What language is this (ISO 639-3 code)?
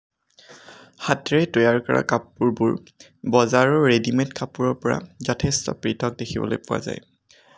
asm